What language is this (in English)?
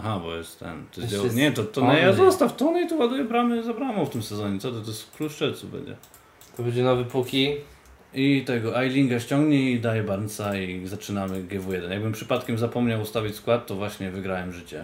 Polish